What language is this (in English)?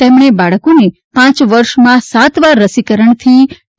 Gujarati